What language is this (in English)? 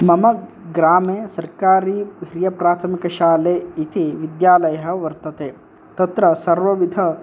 Sanskrit